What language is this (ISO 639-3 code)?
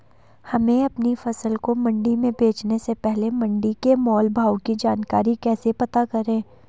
hin